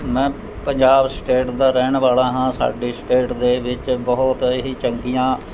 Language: Punjabi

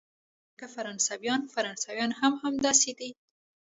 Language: Pashto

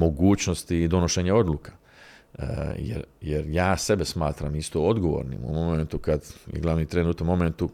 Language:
Croatian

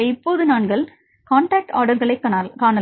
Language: Tamil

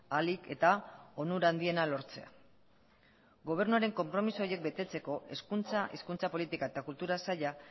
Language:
Basque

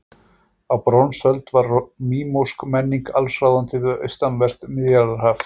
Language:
Icelandic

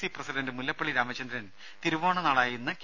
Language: Malayalam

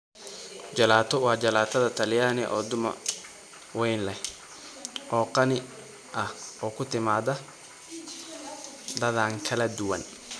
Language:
Somali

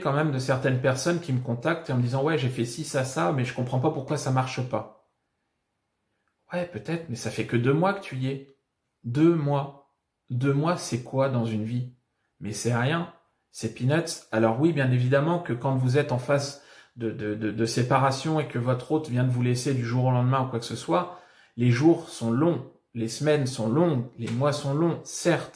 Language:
French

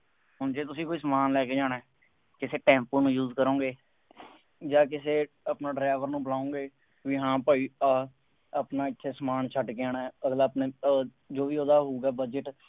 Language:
Punjabi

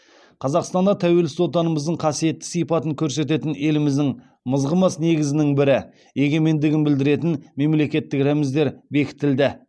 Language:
Kazakh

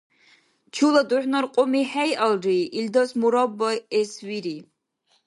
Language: Dargwa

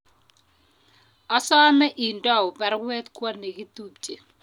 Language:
Kalenjin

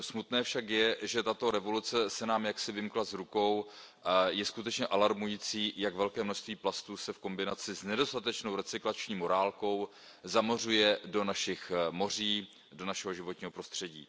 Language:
Czech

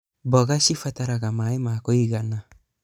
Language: Kikuyu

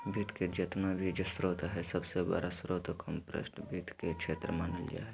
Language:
Magahi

